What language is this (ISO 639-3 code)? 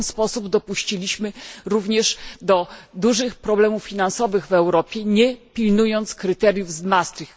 pol